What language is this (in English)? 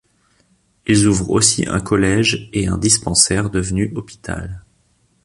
French